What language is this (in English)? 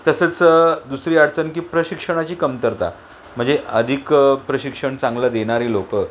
Marathi